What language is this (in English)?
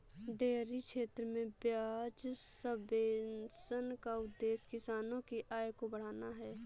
Hindi